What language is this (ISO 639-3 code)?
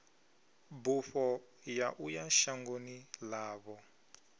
ven